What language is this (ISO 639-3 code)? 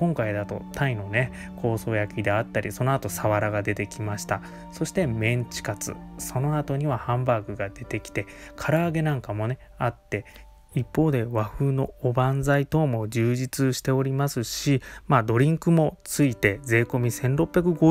jpn